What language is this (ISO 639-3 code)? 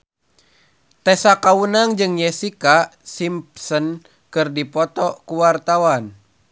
sun